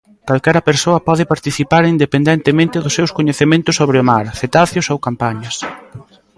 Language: Galician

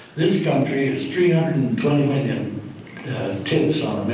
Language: English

